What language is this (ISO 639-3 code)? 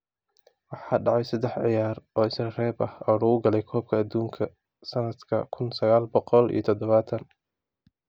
som